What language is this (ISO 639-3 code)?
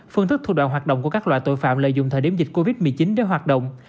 vie